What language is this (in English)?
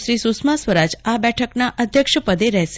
Gujarati